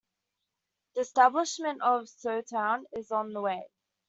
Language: English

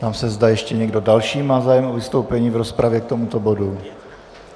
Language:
Czech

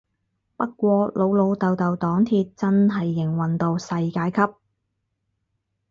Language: Cantonese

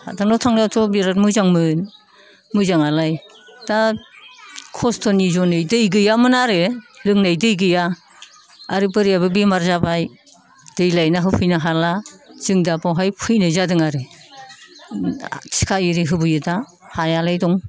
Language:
Bodo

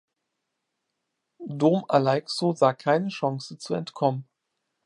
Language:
German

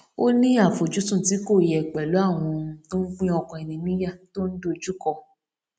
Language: Yoruba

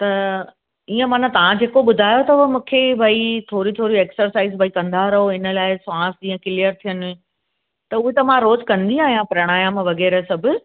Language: Sindhi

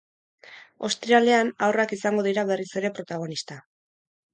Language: Basque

